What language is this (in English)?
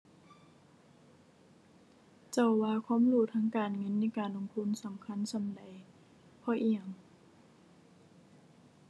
Thai